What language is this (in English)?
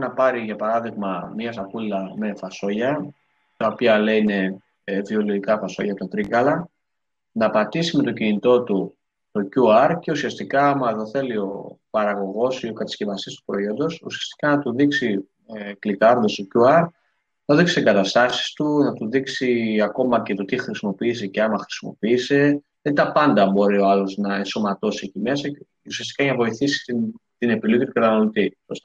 Greek